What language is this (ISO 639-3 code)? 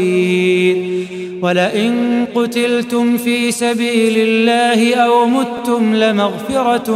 ara